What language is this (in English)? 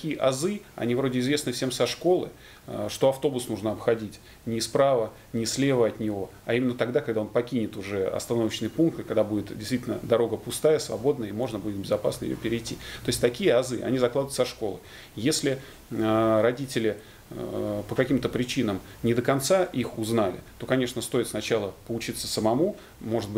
Russian